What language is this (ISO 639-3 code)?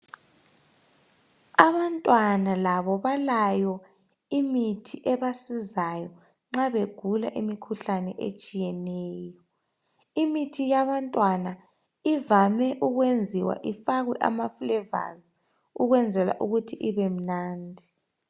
nde